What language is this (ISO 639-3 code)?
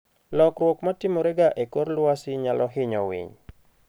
luo